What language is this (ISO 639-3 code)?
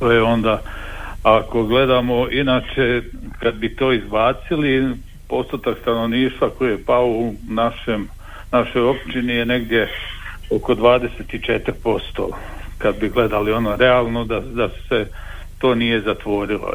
hrv